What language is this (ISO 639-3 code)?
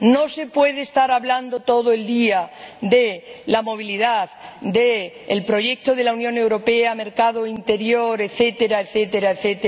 spa